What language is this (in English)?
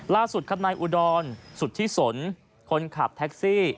Thai